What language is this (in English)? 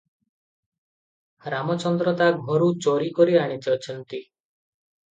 Odia